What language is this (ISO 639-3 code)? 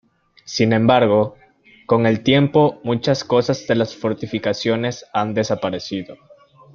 spa